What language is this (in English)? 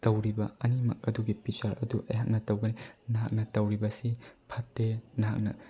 Manipuri